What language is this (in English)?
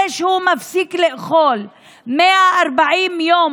Hebrew